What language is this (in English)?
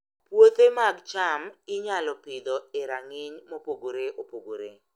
Luo (Kenya and Tanzania)